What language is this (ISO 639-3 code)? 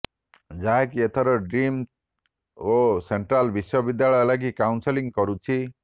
ori